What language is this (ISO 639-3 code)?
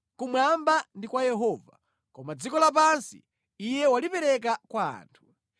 nya